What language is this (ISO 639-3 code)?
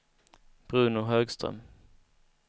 swe